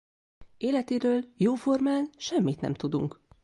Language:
Hungarian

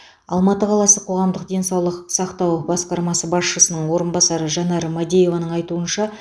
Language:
Kazakh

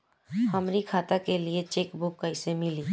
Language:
Bhojpuri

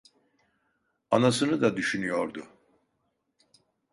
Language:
Turkish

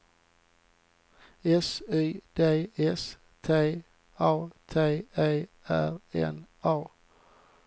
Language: Swedish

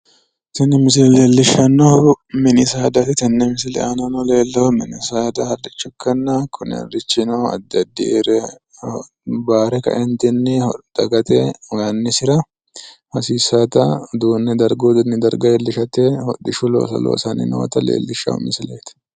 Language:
Sidamo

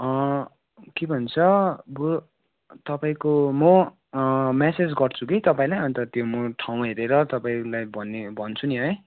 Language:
Nepali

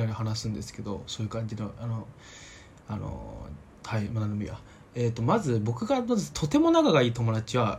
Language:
Japanese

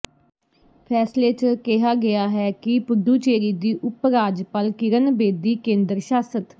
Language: Punjabi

